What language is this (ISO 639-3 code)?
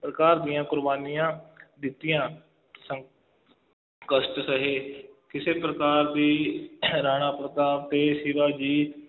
pan